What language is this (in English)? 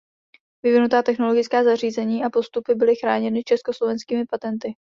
Czech